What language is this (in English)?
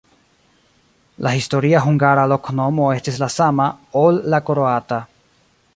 Esperanto